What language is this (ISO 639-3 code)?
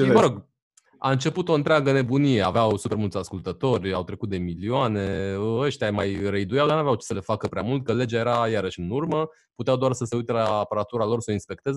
ron